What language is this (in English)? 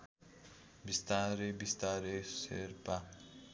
Nepali